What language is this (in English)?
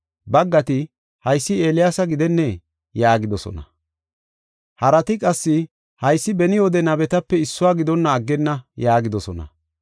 Gofa